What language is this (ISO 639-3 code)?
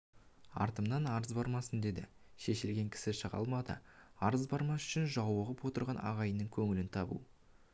kaz